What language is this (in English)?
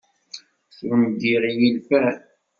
Kabyle